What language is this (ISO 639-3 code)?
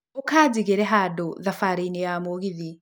kik